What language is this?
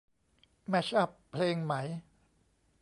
Thai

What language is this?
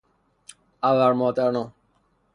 Persian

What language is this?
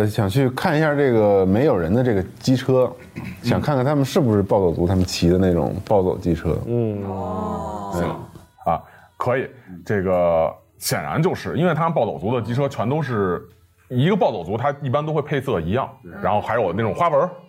Chinese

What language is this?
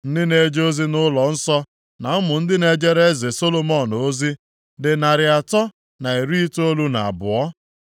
Igbo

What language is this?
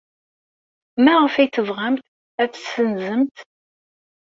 Kabyle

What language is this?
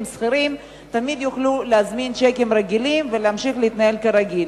Hebrew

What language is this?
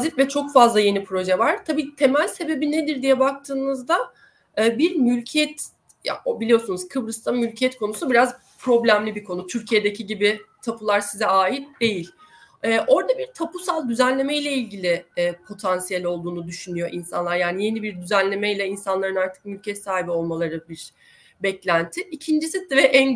Turkish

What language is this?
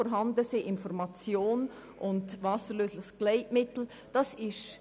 Swiss German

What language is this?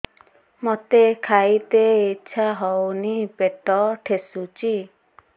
Odia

